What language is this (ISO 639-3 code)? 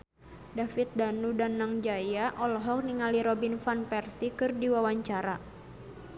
sun